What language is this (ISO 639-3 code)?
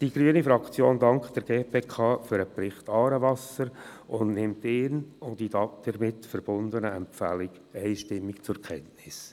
gsw